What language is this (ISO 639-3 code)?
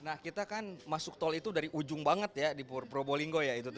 ind